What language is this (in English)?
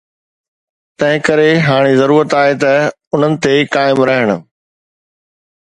Sindhi